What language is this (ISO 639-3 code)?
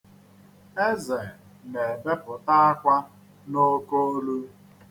ibo